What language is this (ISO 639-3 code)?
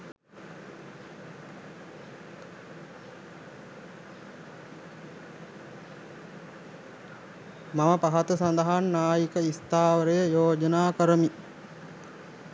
sin